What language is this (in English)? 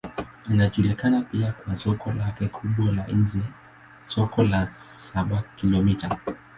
Swahili